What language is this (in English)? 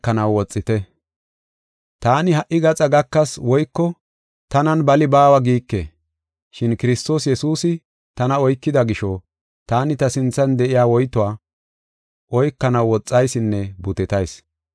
Gofa